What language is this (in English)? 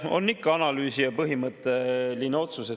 Estonian